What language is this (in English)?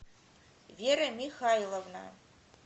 Russian